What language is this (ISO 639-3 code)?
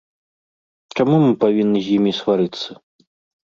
bel